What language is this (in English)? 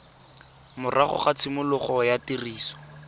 Tswana